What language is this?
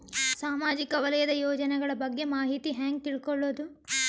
Kannada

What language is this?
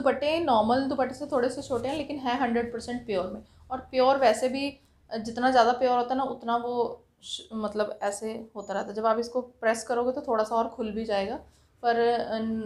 Hindi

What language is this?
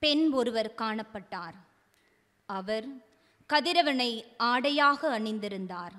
Tamil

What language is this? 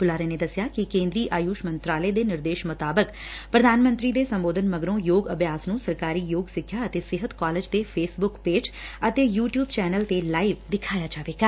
Punjabi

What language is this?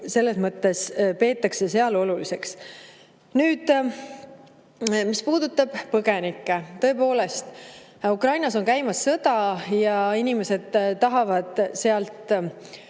Estonian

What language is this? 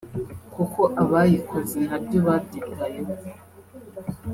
Kinyarwanda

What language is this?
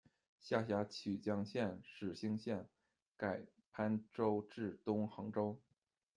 Chinese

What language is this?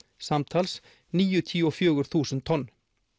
Icelandic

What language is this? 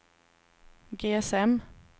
Swedish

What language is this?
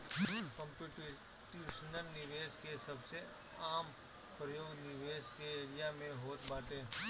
Bhojpuri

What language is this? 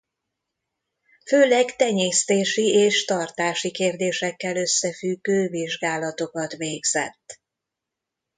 Hungarian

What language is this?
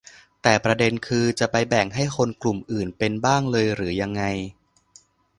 Thai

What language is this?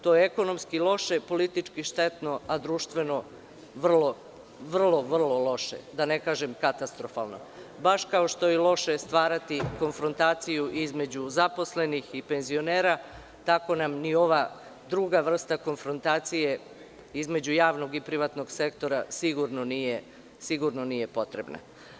Serbian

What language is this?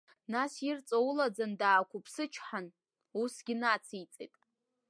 Abkhazian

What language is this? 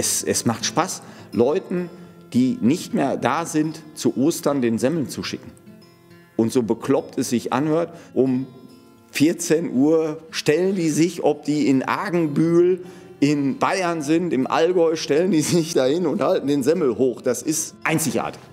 German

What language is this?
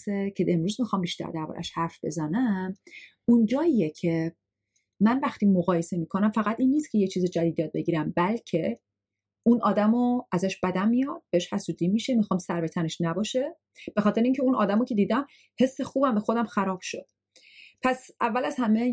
Persian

